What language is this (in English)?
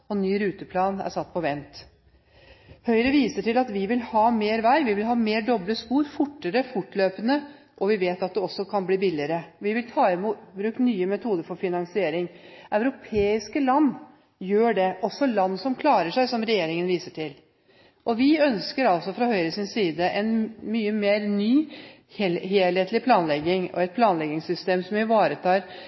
Norwegian Bokmål